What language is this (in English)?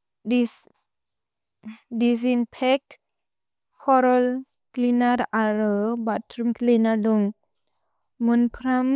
Bodo